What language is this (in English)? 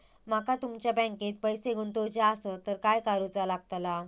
Marathi